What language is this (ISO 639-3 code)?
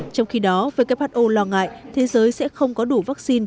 vie